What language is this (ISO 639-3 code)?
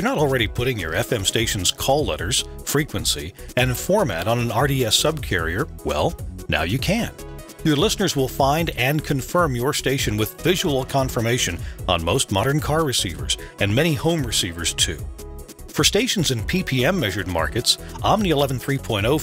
eng